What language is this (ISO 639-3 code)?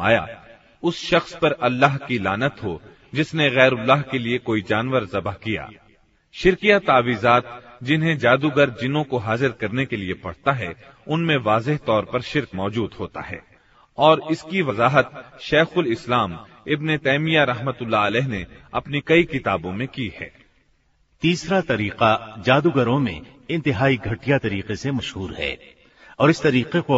hin